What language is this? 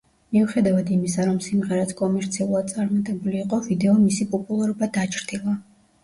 Georgian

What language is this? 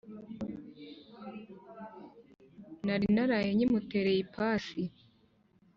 Kinyarwanda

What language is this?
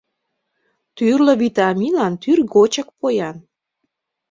Mari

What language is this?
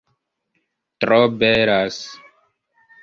Esperanto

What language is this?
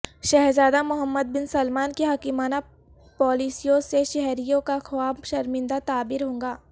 Urdu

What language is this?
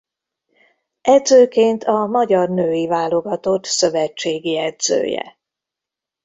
Hungarian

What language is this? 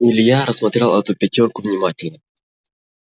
Russian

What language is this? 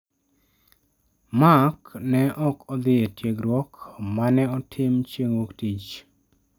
Luo (Kenya and Tanzania)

